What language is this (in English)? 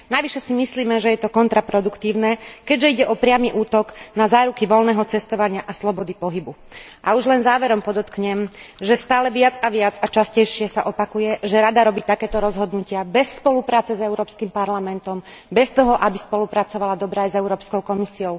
Slovak